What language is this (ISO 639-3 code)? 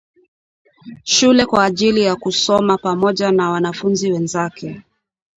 swa